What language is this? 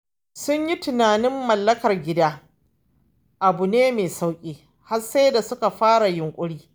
Hausa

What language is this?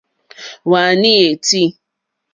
Mokpwe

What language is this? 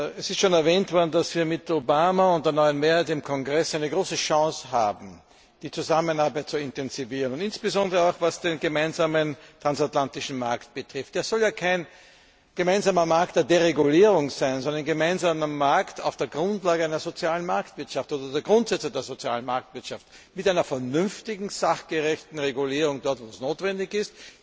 German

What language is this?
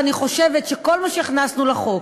Hebrew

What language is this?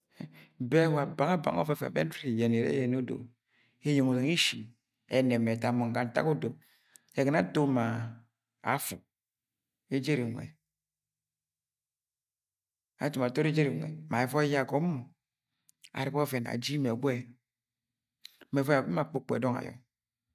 Agwagwune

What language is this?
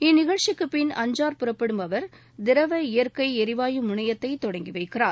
Tamil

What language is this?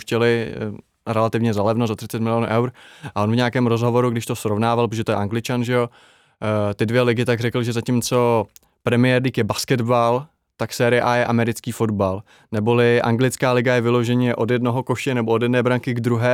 Czech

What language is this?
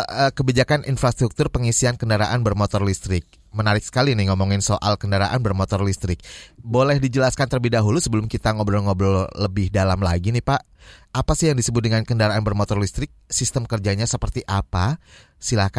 Indonesian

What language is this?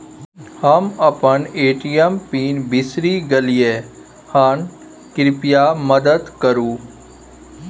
Maithili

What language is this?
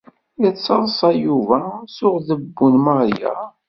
Kabyle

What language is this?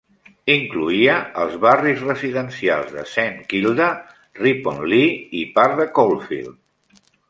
Catalan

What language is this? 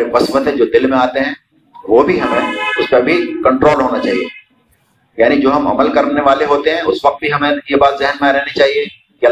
Urdu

